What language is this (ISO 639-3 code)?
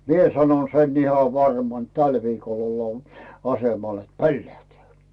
fin